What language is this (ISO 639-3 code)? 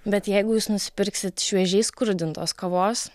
lit